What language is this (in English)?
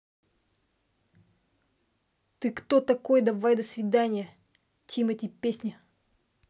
Russian